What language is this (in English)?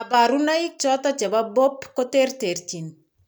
Kalenjin